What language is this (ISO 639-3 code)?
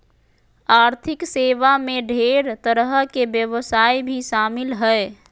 mag